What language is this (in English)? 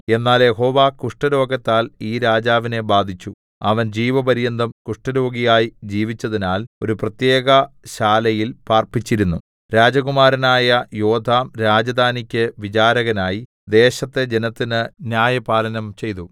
Malayalam